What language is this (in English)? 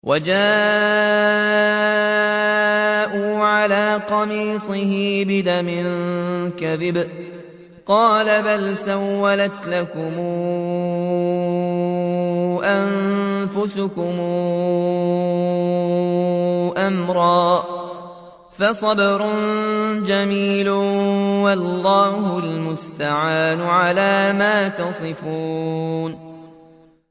Arabic